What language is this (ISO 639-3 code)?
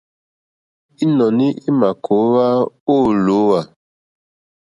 bri